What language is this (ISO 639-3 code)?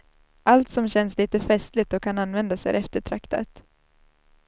swe